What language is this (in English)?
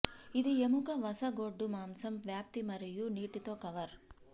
Telugu